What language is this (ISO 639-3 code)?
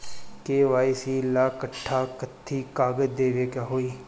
bho